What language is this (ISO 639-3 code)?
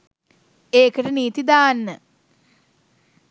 sin